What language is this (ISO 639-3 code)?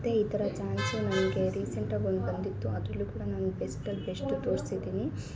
kan